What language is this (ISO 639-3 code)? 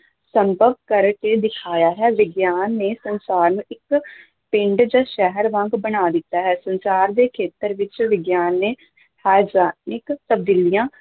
pan